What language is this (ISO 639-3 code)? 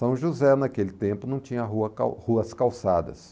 por